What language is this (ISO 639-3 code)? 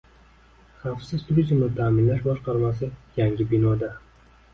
uzb